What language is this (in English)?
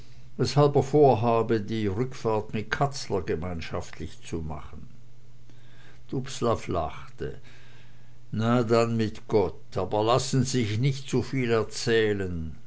German